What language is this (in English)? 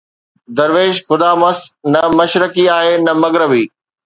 Sindhi